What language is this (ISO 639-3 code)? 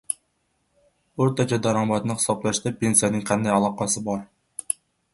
uzb